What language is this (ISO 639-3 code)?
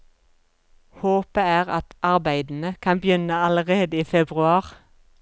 nor